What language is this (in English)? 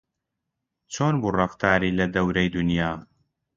Central Kurdish